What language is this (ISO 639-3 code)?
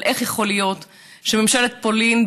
heb